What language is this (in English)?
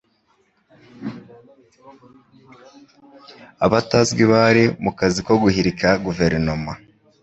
Kinyarwanda